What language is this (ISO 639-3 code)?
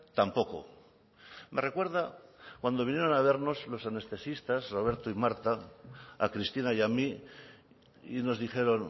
spa